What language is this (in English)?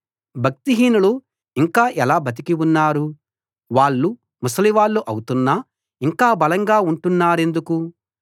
Telugu